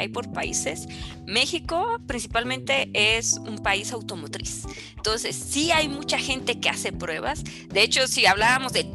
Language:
Spanish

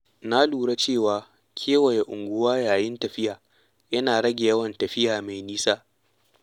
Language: Hausa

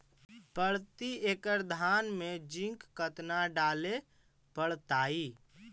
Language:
Magahi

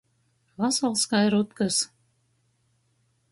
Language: Latgalian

